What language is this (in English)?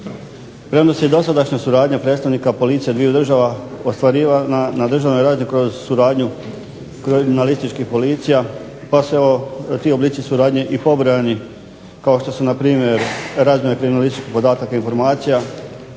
Croatian